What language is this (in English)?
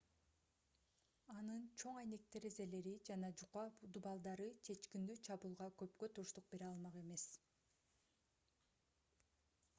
Kyrgyz